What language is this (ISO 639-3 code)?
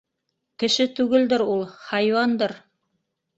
bak